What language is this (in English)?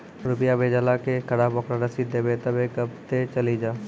Maithili